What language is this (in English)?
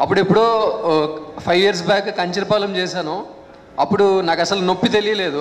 Telugu